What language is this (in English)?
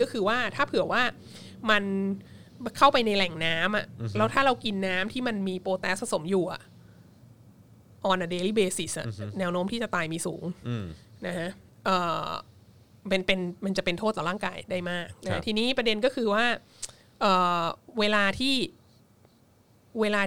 Thai